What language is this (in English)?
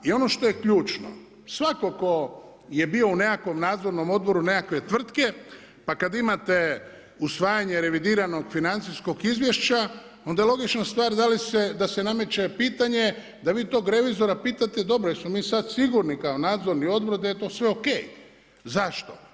Croatian